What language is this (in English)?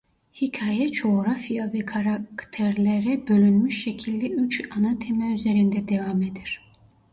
Turkish